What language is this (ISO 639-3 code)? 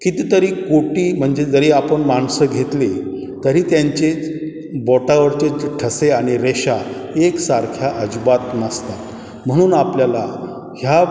mar